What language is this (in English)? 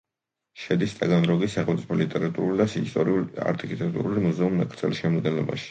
Georgian